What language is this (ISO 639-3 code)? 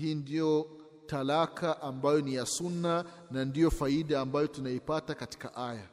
swa